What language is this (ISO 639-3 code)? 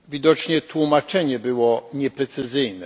pol